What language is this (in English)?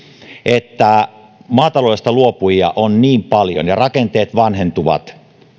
Finnish